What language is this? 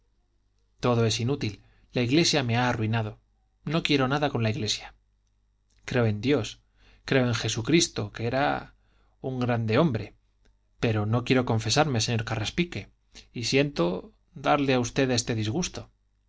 Spanish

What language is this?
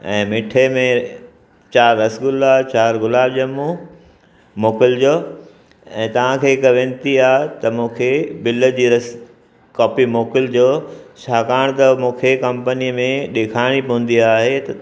Sindhi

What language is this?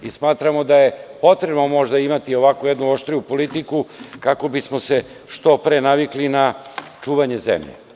Serbian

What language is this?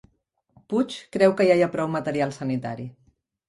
Catalan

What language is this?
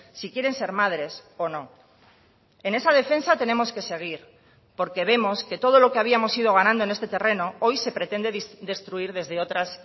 Spanish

